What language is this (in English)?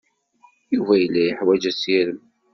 Kabyle